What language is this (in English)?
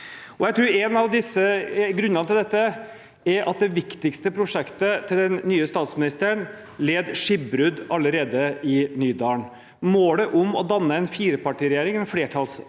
Norwegian